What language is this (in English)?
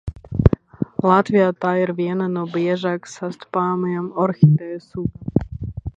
Latvian